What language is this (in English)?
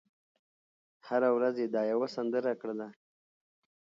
Pashto